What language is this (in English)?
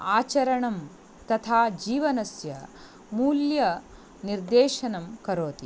Sanskrit